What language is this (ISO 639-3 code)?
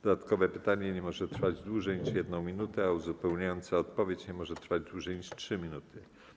pol